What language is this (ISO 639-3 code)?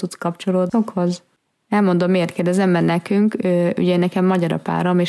hun